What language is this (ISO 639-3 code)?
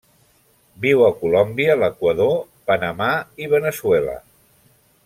cat